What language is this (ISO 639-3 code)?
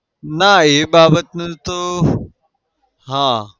guj